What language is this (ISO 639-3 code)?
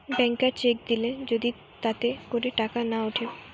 ben